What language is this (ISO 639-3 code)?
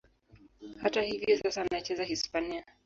swa